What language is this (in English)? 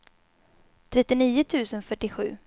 Swedish